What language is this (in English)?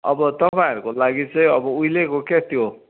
Nepali